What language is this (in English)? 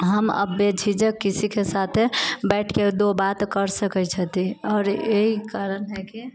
Maithili